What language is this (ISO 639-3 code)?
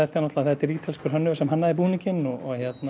isl